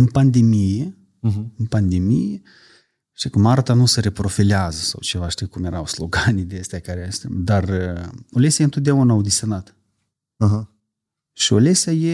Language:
Romanian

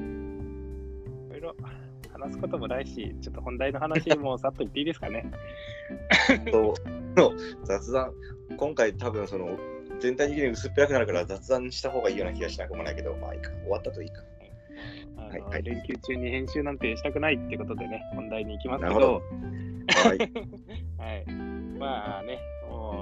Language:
Japanese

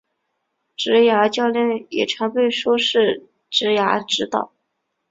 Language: Chinese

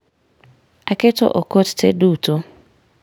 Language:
Luo (Kenya and Tanzania)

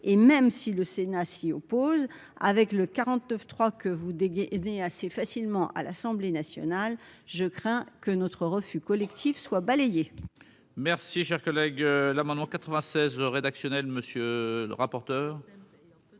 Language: French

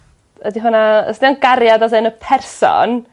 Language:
Welsh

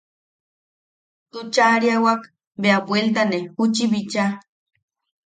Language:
Yaqui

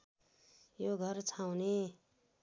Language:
Nepali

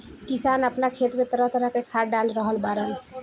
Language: Bhojpuri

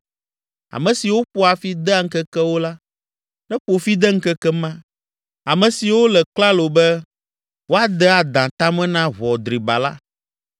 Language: Ewe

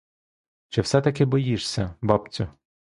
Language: Ukrainian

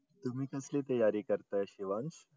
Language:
Marathi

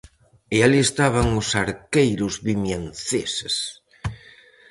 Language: Galician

